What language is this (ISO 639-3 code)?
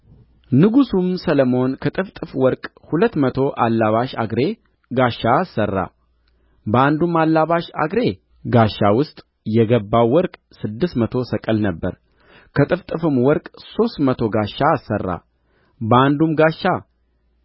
amh